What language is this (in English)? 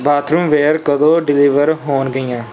Punjabi